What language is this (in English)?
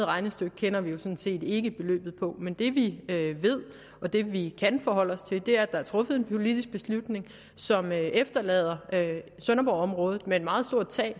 Danish